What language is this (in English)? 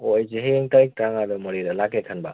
Manipuri